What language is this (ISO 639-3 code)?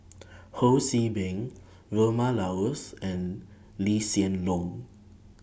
eng